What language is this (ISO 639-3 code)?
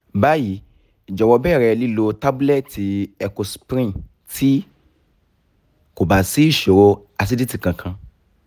yor